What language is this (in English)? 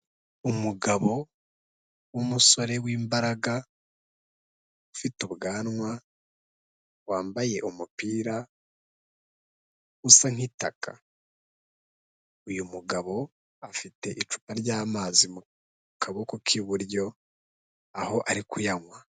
Kinyarwanda